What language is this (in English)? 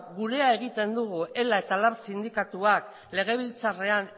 Basque